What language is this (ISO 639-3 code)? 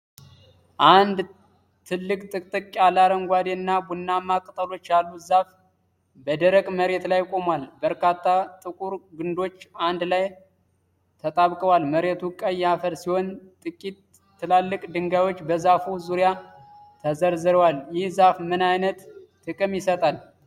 amh